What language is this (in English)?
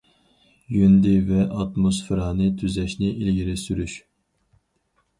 Uyghur